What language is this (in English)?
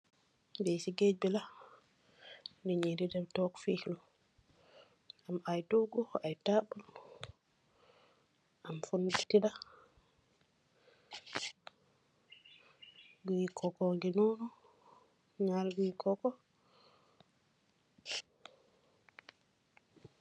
Wolof